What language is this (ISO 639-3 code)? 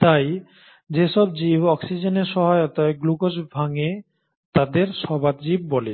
ben